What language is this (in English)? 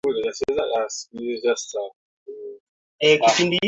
Swahili